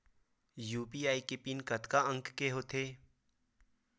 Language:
Chhattisgarhi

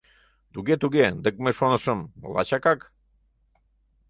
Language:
Mari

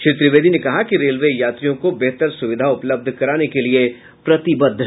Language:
Hindi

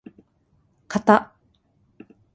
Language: Japanese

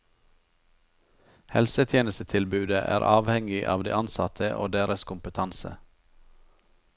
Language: Norwegian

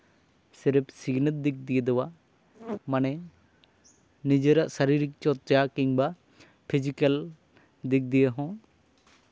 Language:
Santali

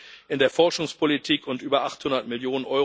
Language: German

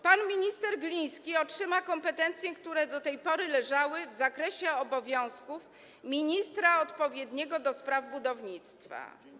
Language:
Polish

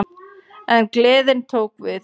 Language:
Icelandic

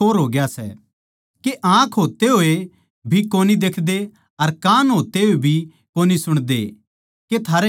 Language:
Haryanvi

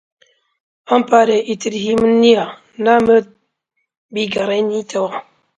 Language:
Central Kurdish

